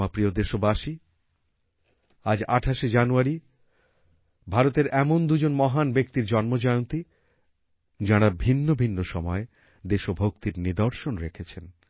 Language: Bangla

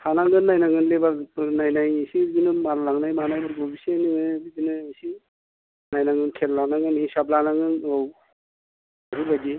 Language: Bodo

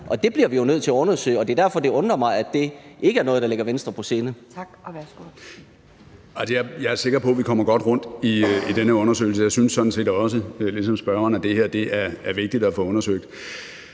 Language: Danish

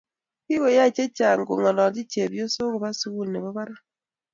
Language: Kalenjin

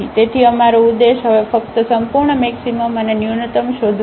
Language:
Gujarati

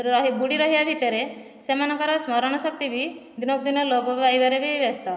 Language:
Odia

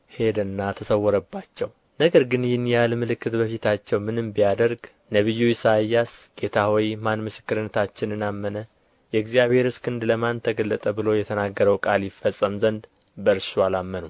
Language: Amharic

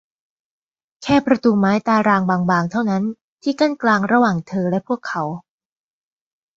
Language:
Thai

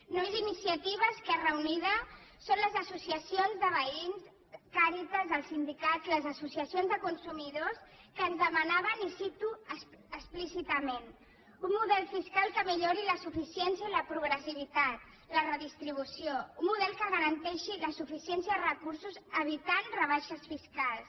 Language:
Catalan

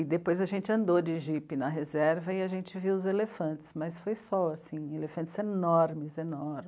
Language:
Portuguese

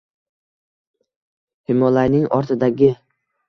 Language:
Uzbek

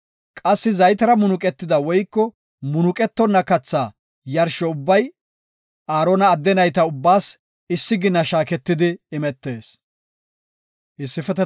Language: Gofa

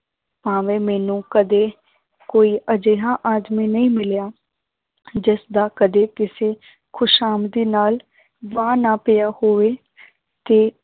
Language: Punjabi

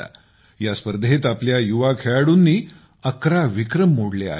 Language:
Marathi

